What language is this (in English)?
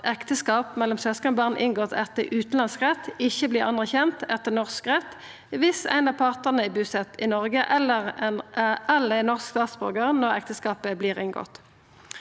Norwegian